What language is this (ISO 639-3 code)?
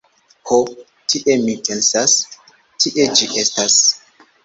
epo